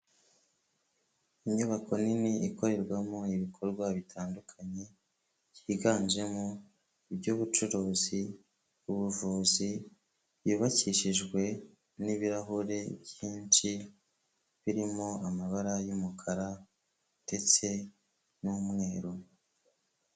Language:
Kinyarwanda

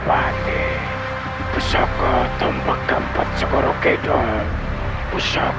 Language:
Indonesian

